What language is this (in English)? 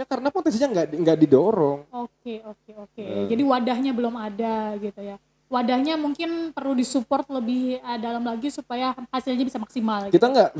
Indonesian